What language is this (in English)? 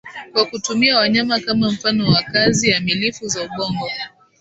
Swahili